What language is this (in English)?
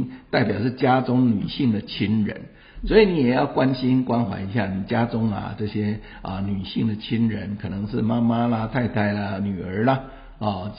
Chinese